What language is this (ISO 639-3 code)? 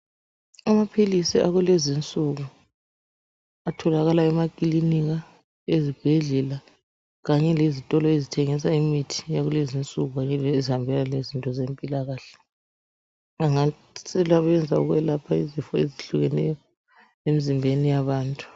nde